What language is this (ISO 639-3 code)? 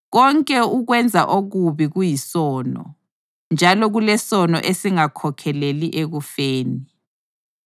nde